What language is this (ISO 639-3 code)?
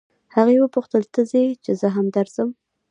pus